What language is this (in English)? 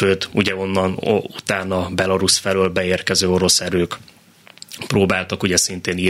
Hungarian